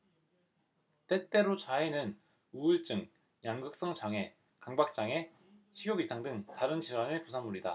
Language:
Korean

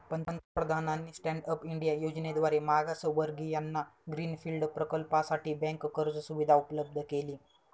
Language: Marathi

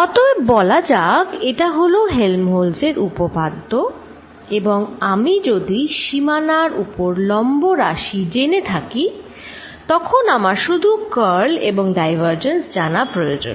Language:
Bangla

